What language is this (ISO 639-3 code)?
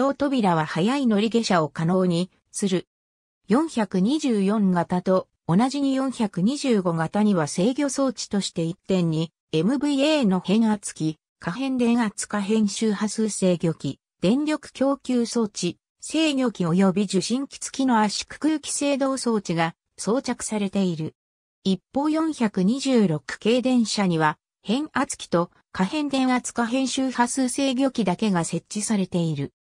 jpn